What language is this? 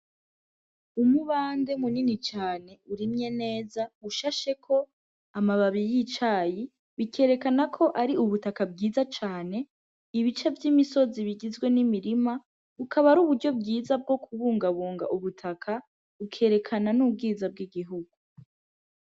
Rundi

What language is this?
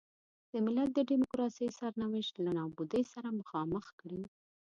Pashto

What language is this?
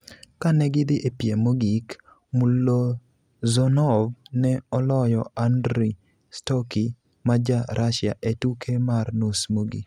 Luo (Kenya and Tanzania)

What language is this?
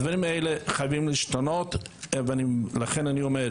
Hebrew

